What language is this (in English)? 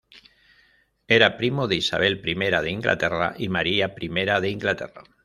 Spanish